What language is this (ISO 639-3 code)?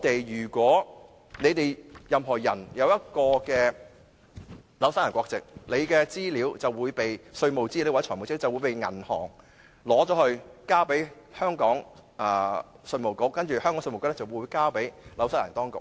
yue